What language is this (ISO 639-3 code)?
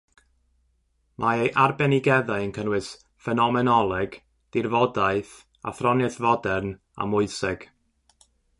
cym